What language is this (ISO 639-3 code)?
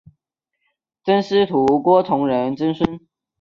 zho